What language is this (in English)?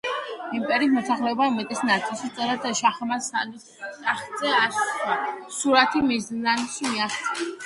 Georgian